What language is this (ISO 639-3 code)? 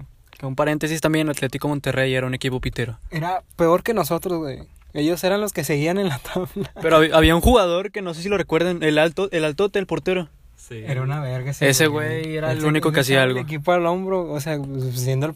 spa